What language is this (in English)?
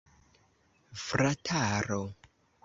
Esperanto